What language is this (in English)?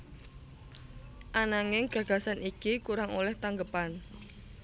Javanese